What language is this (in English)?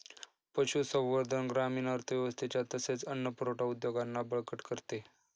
Marathi